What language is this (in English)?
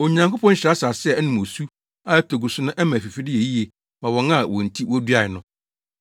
Akan